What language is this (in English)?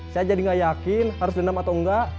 Indonesian